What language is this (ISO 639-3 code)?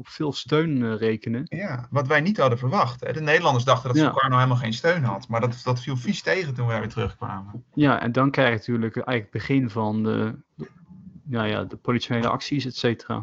nld